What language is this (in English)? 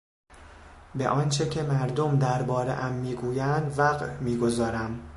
Persian